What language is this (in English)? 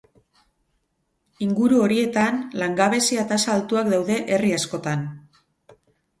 Basque